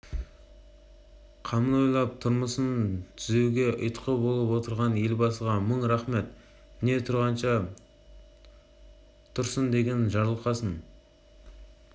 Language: Kazakh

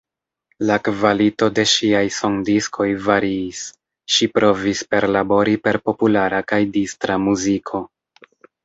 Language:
Esperanto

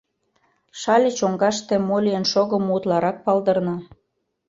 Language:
Mari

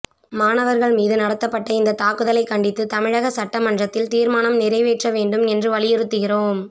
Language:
Tamil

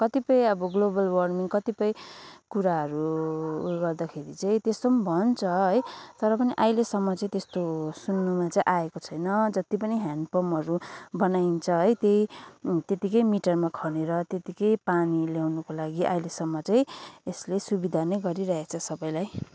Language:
Nepali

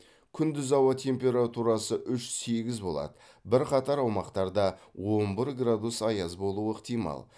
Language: Kazakh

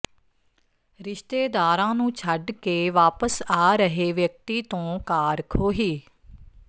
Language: Punjabi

